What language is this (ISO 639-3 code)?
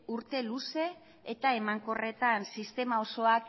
eus